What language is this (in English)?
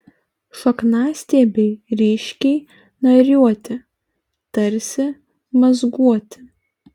Lithuanian